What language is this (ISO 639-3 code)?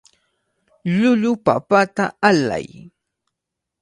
qvl